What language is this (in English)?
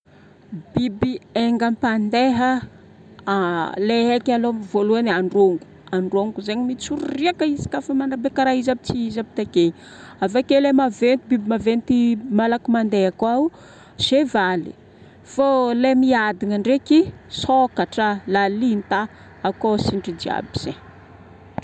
Northern Betsimisaraka Malagasy